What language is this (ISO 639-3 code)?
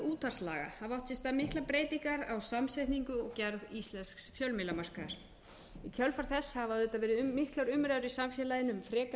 isl